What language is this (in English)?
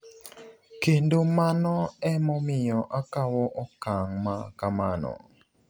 Luo (Kenya and Tanzania)